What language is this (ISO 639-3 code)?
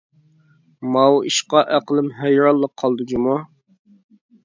uig